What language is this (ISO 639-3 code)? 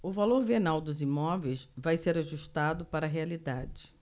por